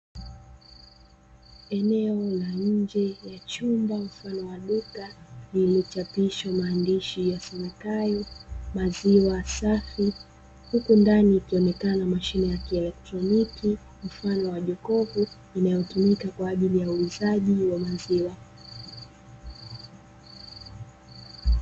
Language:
Swahili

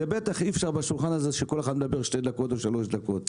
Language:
Hebrew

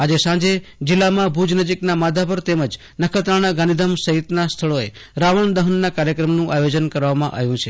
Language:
Gujarati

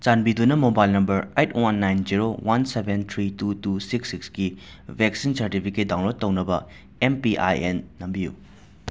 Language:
Manipuri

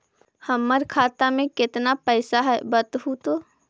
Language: Magahi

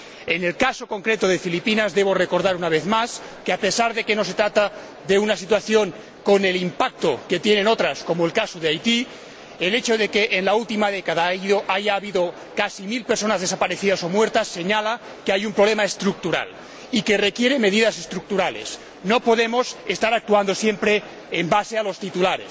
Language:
Spanish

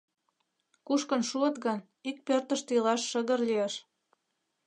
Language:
Mari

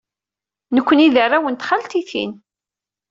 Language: Kabyle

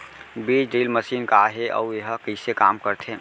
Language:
Chhattisgarhi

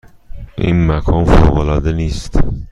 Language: Persian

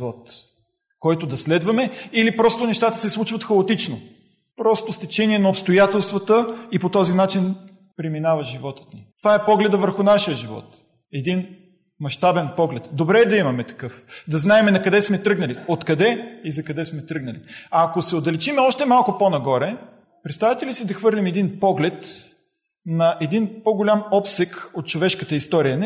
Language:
Bulgarian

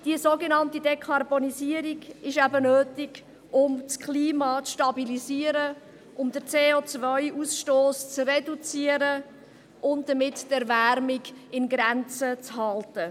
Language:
Swiss German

